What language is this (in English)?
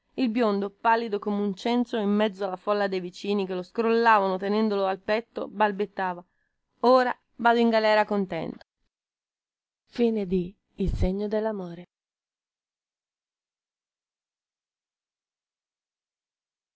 Italian